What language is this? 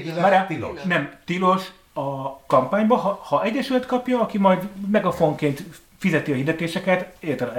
Hungarian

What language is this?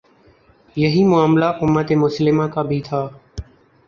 Urdu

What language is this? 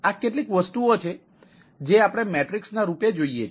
Gujarati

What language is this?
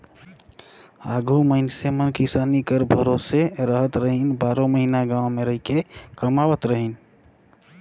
Chhattisgarhi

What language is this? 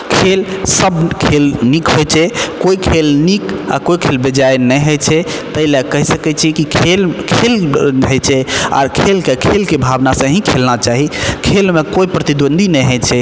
Maithili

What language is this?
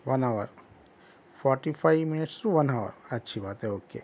Urdu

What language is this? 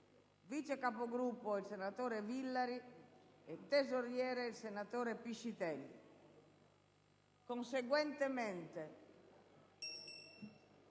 Italian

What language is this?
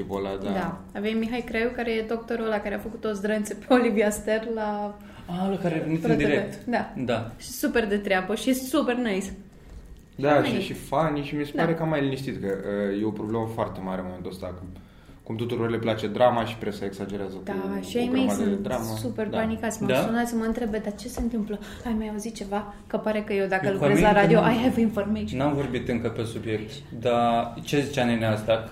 Romanian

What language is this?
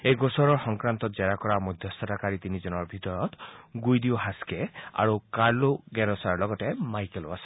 Assamese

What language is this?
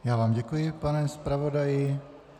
Czech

